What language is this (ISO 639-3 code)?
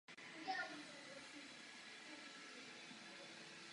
ces